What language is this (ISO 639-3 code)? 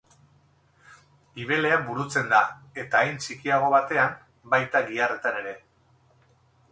eus